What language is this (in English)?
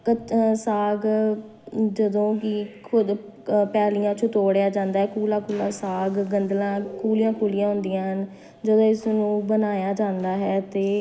Punjabi